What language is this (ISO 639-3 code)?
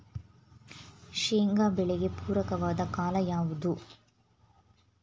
kan